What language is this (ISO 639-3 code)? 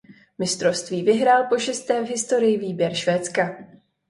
ces